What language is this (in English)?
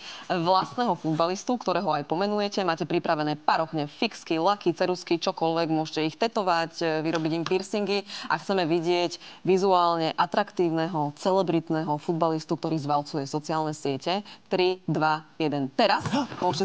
Slovak